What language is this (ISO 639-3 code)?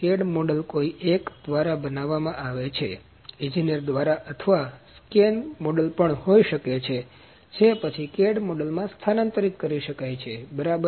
guj